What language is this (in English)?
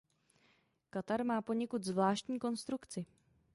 Czech